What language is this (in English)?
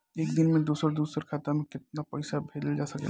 Bhojpuri